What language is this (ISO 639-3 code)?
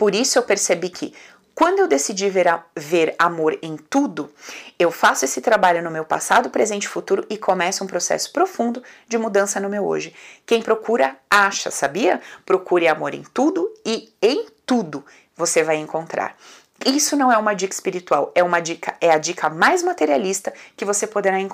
por